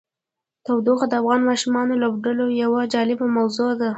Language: Pashto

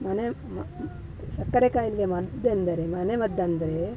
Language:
Kannada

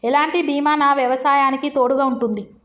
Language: Telugu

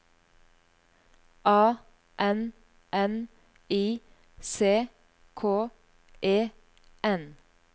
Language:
Norwegian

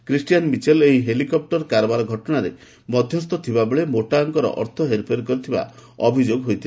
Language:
Odia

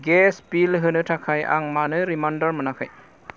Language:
Bodo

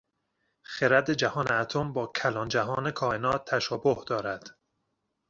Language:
Persian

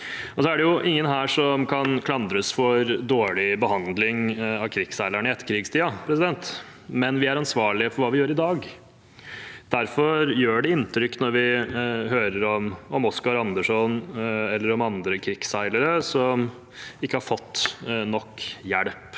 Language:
Norwegian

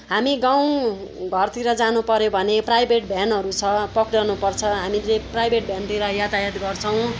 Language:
Nepali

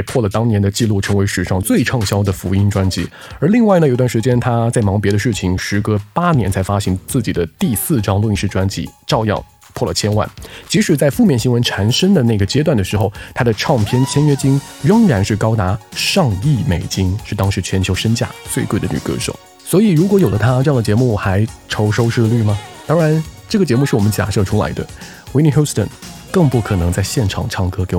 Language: Chinese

